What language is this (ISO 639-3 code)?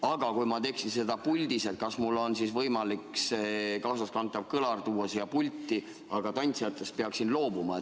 est